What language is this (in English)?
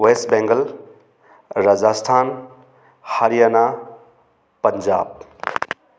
Manipuri